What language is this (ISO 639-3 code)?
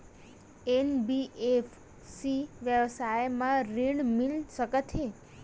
hne